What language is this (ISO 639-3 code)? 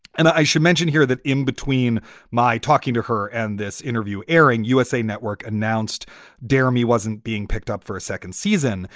eng